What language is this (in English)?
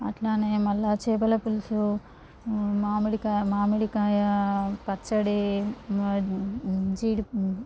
Telugu